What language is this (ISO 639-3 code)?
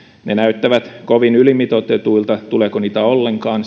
fin